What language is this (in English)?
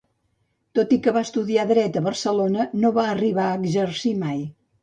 Catalan